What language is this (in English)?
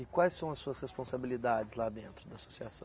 Portuguese